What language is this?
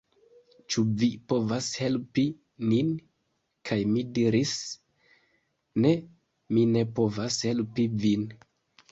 Esperanto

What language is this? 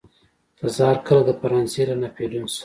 Pashto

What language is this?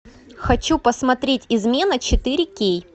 Russian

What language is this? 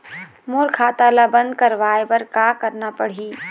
Chhattisgarhi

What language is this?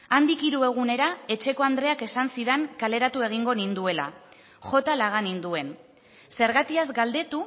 Basque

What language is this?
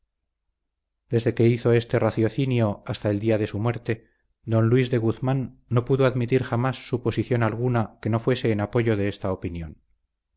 Spanish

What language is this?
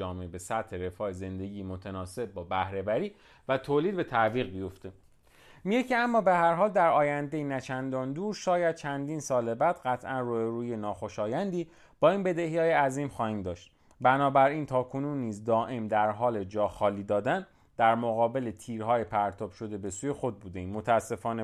Persian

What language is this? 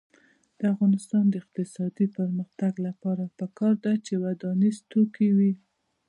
Pashto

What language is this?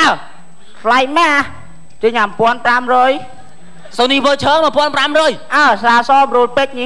Vietnamese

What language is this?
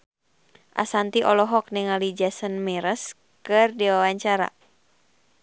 Sundanese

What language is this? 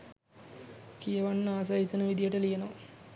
Sinhala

